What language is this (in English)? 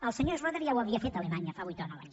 Catalan